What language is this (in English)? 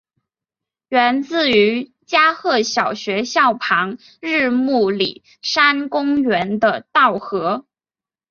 Chinese